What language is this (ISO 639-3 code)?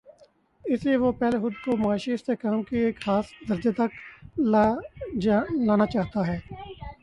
urd